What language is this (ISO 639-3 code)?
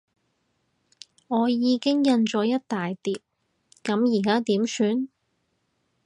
yue